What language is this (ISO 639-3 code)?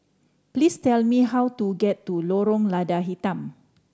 eng